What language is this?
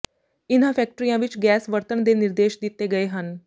Punjabi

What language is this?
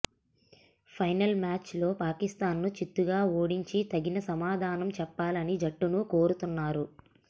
Telugu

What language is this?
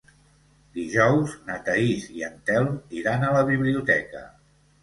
Catalan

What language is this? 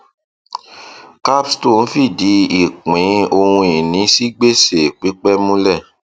Yoruba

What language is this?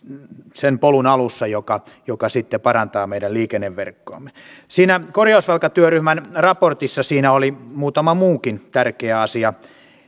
Finnish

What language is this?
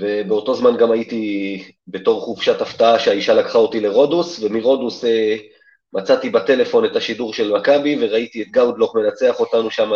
Hebrew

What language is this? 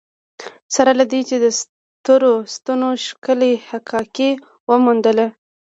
Pashto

